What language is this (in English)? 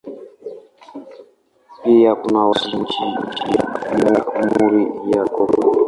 Swahili